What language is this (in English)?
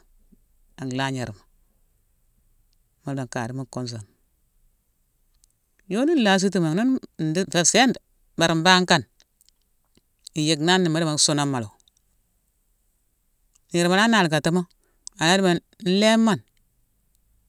Mansoanka